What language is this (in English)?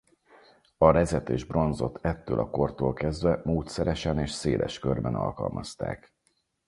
Hungarian